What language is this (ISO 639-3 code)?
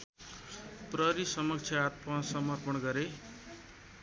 nep